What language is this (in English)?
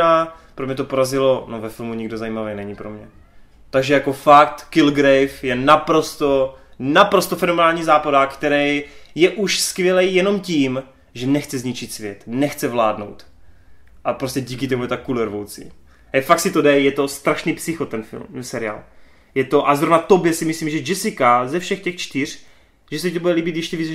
Czech